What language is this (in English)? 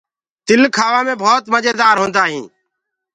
Gurgula